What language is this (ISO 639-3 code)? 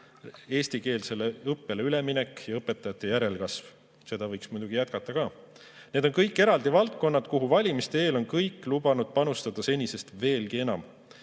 est